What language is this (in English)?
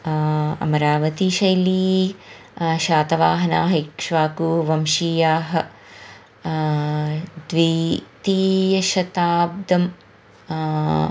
Sanskrit